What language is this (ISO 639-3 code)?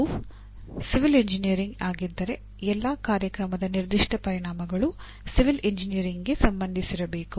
kan